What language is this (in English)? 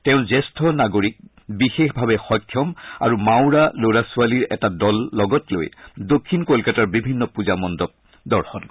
Assamese